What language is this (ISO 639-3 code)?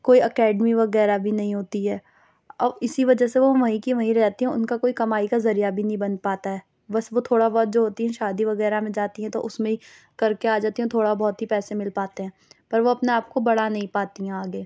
urd